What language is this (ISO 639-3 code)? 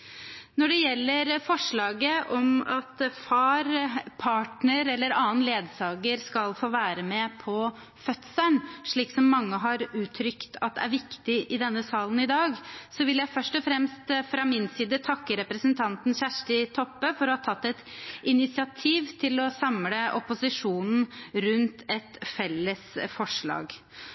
nob